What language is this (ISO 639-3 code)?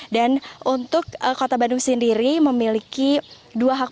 ind